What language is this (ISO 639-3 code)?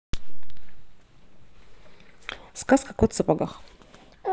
rus